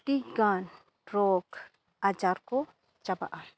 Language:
Santali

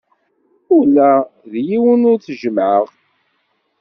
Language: Kabyle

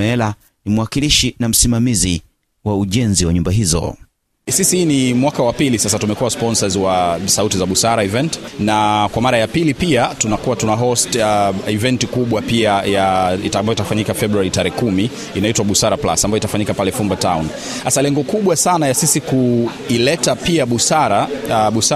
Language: Swahili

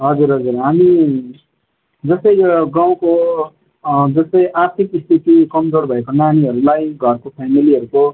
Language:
Nepali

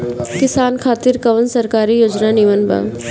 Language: Bhojpuri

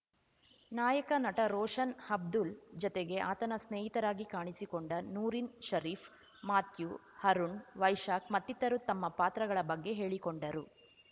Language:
Kannada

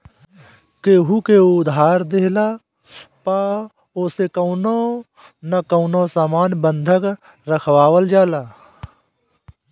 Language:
Bhojpuri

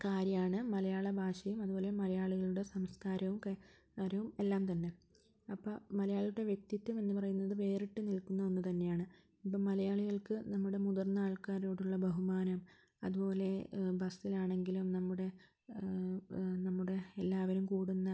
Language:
Malayalam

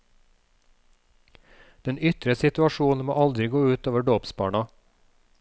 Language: Norwegian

